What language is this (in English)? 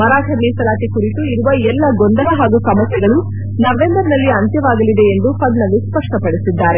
Kannada